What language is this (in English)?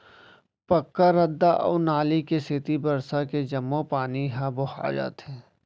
Chhattisgarhi